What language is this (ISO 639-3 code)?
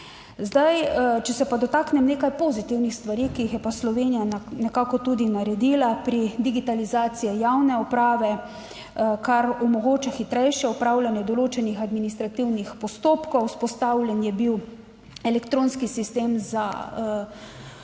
slv